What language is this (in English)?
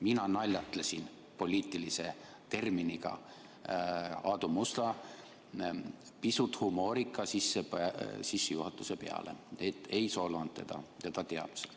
Estonian